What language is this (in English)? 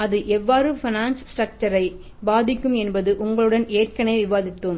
Tamil